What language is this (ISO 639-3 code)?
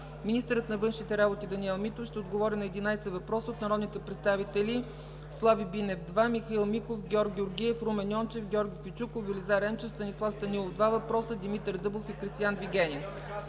bul